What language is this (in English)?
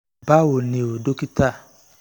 Yoruba